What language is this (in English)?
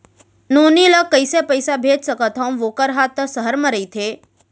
Chhattisgarhi